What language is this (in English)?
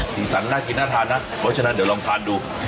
Thai